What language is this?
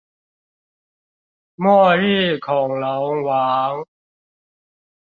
Chinese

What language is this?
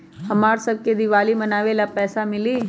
Magahi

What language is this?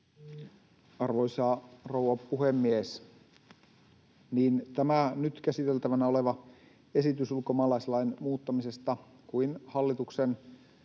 Finnish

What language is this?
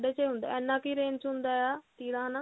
Punjabi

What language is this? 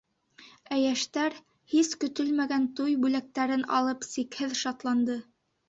Bashkir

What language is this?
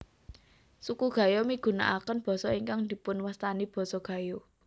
Javanese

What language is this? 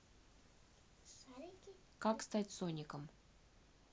Russian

